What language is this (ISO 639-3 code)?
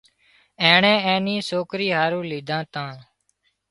kxp